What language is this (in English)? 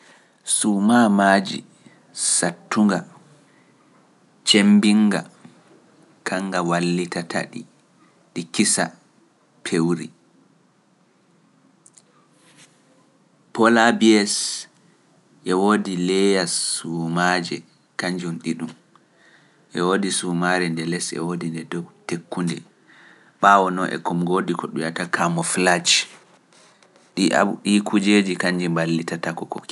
Pular